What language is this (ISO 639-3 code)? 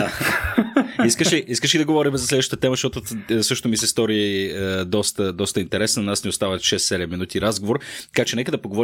bul